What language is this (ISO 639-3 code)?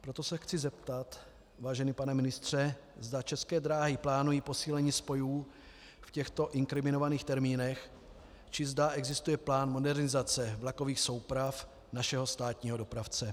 ces